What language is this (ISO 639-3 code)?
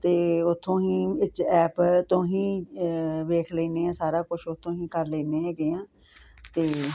pan